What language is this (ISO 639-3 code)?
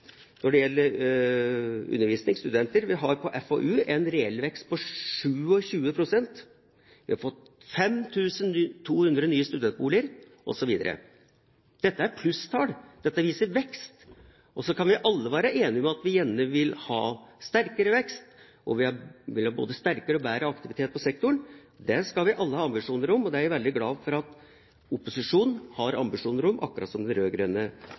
nob